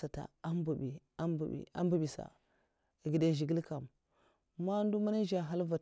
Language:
Mafa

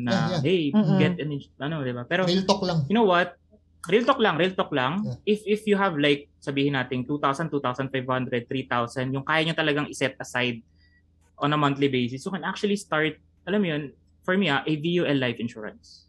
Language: Filipino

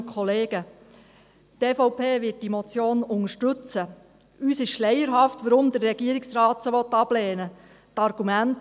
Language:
Swiss German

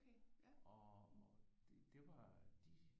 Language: Danish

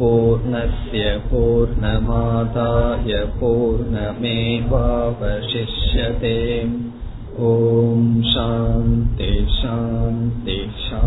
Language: Tamil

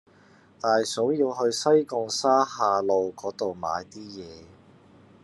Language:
Cantonese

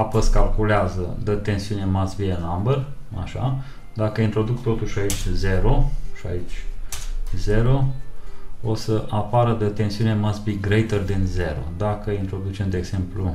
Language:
Romanian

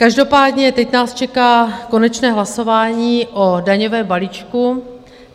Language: Czech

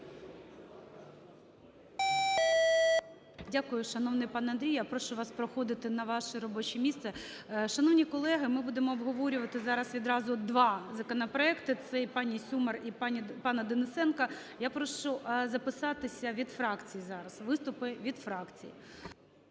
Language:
Ukrainian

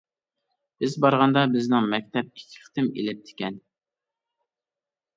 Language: Uyghur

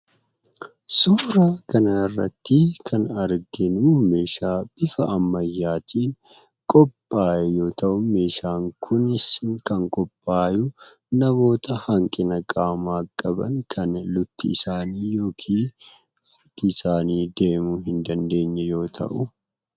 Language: Oromo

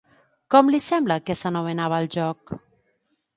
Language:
Catalan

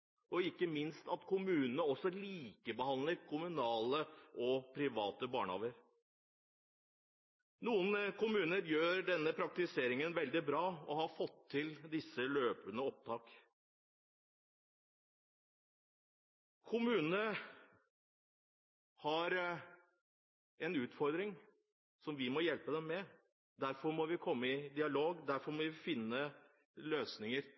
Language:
Norwegian Bokmål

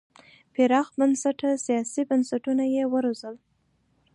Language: Pashto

